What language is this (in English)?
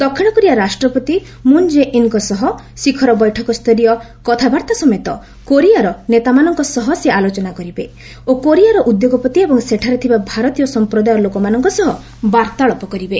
Odia